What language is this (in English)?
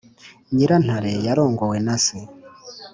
Kinyarwanda